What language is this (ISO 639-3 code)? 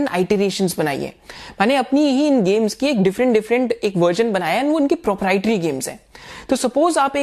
hin